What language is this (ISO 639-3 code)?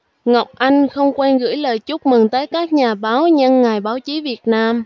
vie